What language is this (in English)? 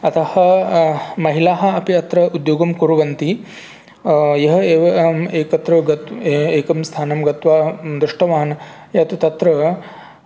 Sanskrit